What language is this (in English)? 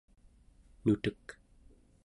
Central Yupik